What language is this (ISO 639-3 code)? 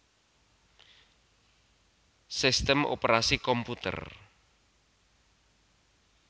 jav